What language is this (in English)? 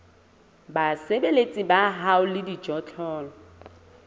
Southern Sotho